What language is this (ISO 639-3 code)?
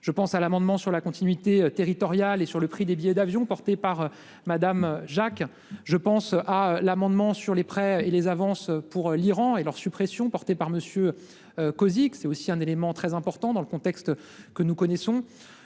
fra